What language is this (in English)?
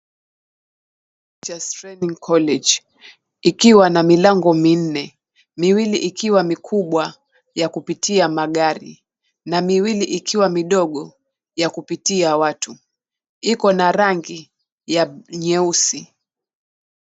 Swahili